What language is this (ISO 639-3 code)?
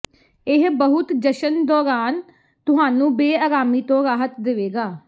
pan